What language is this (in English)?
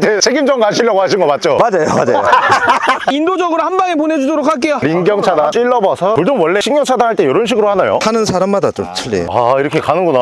Korean